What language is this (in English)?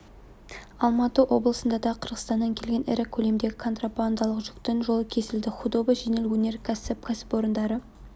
Kazakh